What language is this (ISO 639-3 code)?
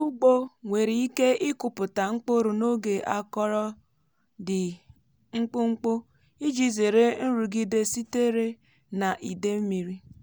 ibo